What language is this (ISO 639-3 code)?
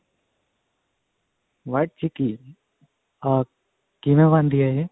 pan